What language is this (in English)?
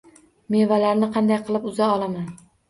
Uzbek